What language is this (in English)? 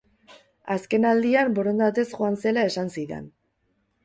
Basque